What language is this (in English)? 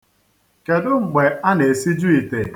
Igbo